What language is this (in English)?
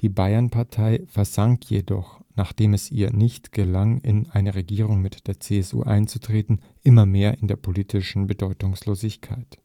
German